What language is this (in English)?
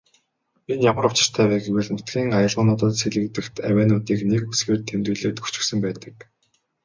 Mongolian